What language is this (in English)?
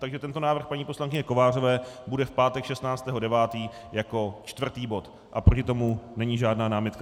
Czech